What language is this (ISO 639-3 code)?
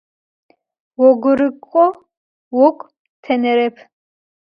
ady